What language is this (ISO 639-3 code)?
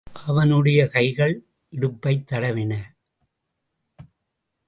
tam